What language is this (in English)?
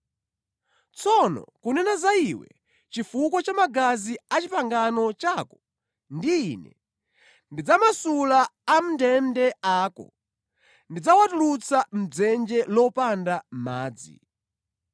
Nyanja